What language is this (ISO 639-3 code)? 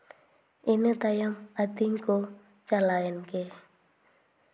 sat